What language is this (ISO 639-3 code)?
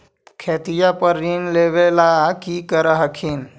mag